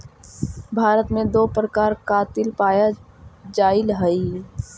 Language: Magahi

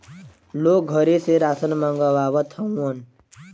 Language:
Bhojpuri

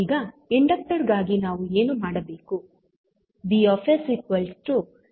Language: Kannada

